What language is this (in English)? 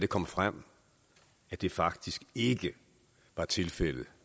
Danish